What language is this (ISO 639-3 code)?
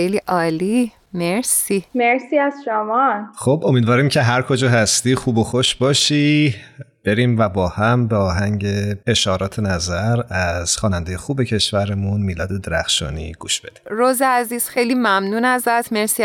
fas